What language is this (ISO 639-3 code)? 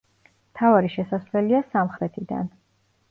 kat